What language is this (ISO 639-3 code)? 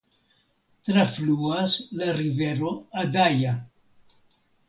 epo